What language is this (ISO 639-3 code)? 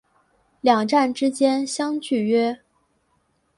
zho